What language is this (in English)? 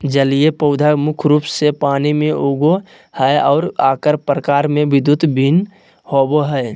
Magahi